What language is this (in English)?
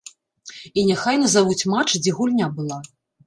Belarusian